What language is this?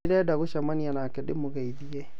Kikuyu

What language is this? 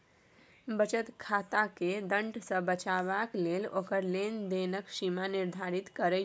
Maithili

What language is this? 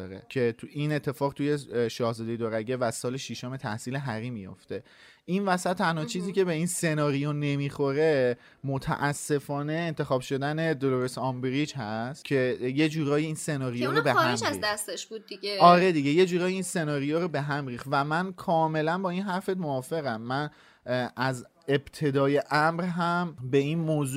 Persian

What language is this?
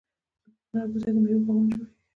Pashto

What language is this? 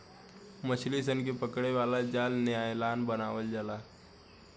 Bhojpuri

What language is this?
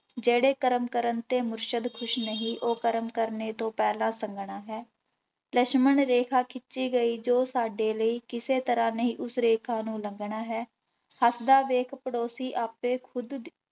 Punjabi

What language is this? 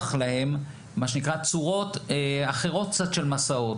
Hebrew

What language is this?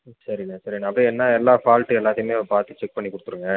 Tamil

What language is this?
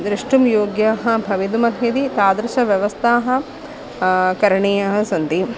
Sanskrit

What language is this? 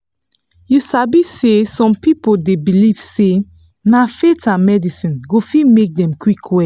Nigerian Pidgin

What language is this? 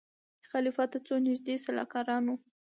Pashto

